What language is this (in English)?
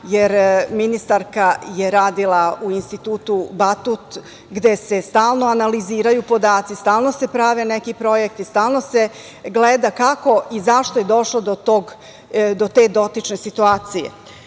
Serbian